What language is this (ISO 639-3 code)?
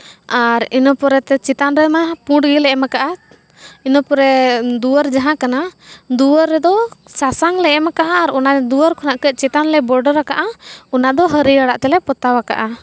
sat